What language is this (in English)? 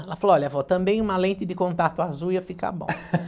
Portuguese